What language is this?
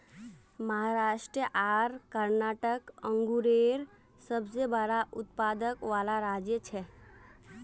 Magahi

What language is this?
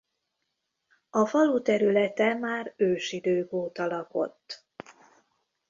Hungarian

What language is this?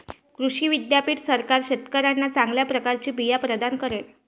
Marathi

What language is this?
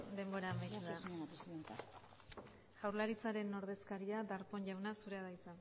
Basque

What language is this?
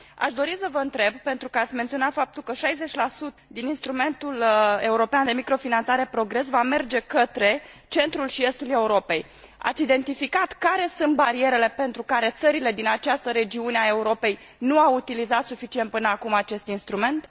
Romanian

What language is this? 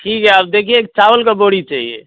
Hindi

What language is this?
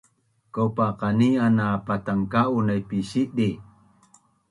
Bunun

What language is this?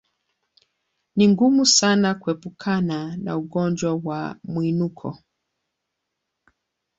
Swahili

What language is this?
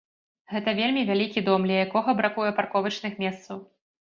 Belarusian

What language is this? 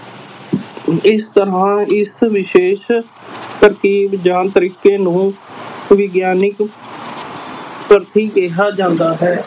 Punjabi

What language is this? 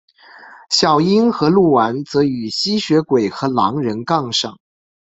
Chinese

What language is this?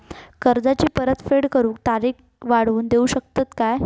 Marathi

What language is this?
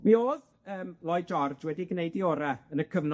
Welsh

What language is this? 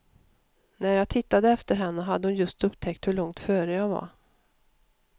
Swedish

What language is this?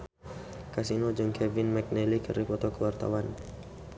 Sundanese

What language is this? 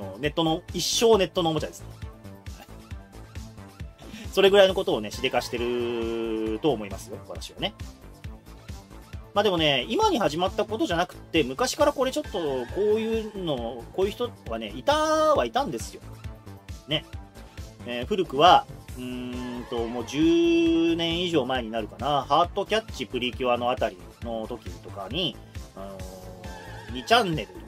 Japanese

